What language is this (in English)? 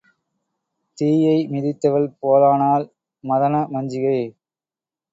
Tamil